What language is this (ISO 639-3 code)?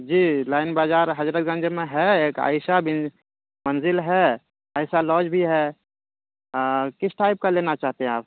urd